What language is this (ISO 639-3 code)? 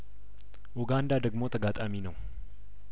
amh